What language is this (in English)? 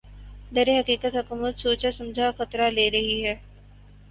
Urdu